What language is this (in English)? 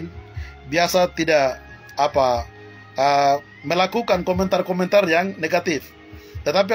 Indonesian